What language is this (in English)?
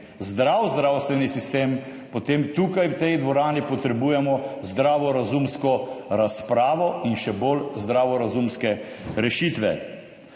Slovenian